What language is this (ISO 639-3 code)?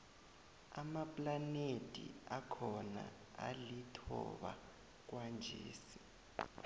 nbl